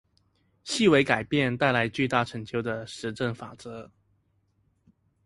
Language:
Chinese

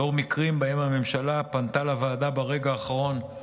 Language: Hebrew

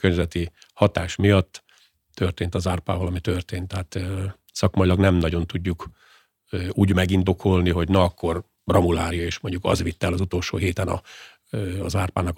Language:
Hungarian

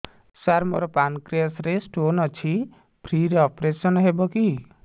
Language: Odia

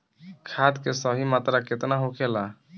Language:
Bhojpuri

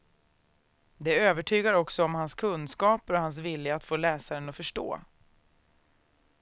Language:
Swedish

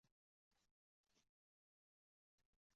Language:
Uzbek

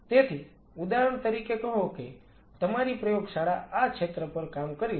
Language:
Gujarati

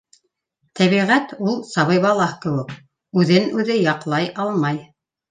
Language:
Bashkir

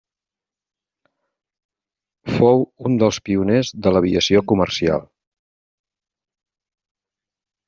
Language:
Catalan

